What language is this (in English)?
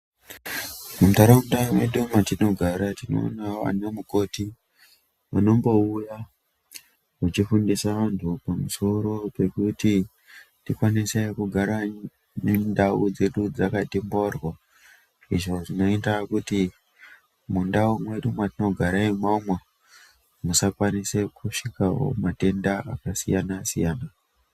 Ndau